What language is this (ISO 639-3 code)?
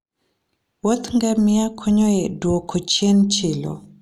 luo